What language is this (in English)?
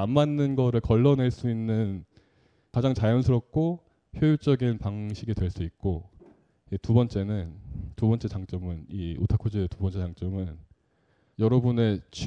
Korean